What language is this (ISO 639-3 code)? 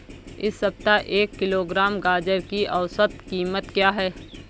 hin